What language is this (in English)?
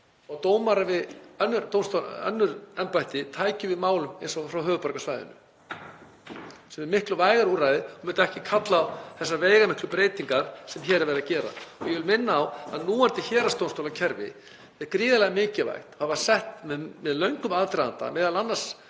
Icelandic